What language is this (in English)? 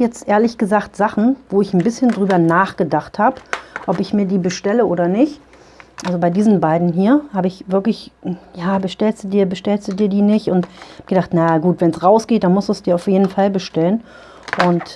German